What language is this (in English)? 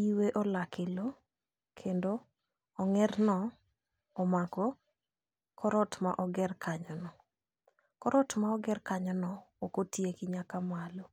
Luo (Kenya and Tanzania)